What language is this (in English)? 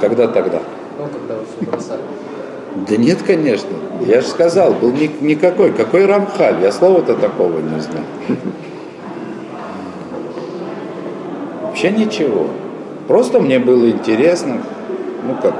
Russian